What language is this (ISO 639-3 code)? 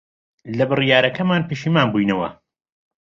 ckb